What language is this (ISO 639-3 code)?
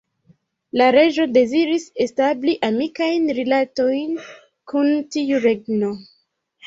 epo